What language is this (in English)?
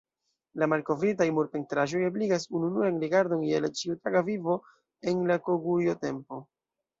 Esperanto